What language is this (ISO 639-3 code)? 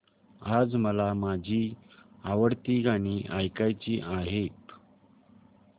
mar